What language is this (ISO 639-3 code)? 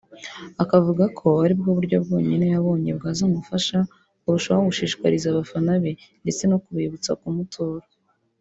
kin